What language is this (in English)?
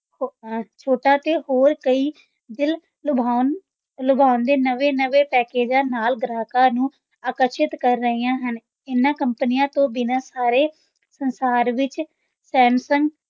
Punjabi